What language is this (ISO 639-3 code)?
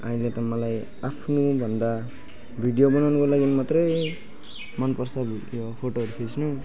nep